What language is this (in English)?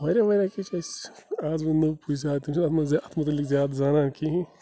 Kashmiri